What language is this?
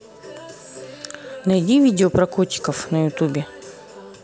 Russian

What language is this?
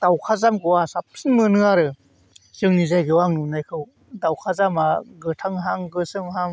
Bodo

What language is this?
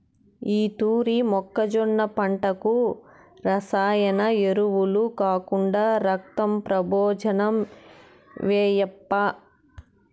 Telugu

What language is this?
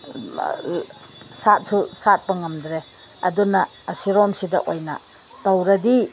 Manipuri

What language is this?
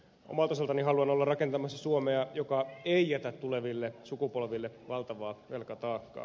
Finnish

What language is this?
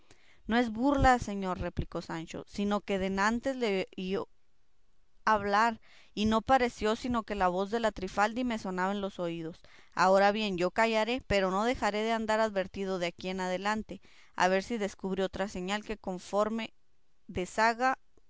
Spanish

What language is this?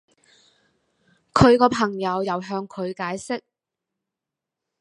Cantonese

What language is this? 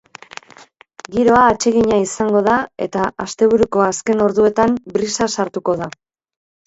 Basque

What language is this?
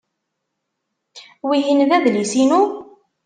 Kabyle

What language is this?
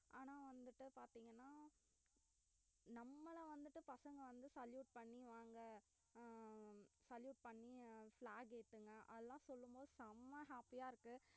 Tamil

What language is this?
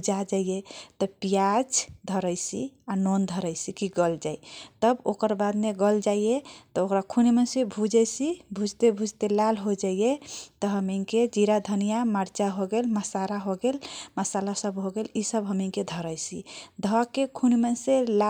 Kochila Tharu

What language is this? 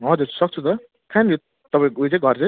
Nepali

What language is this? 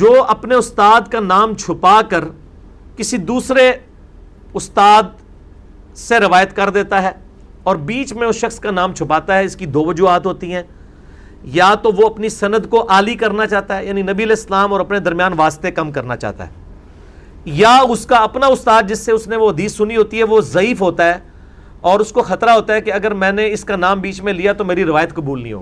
Urdu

